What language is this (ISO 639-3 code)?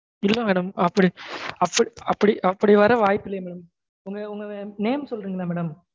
tam